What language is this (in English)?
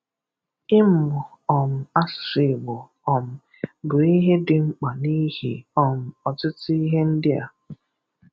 Igbo